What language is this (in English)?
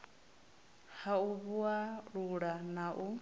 Venda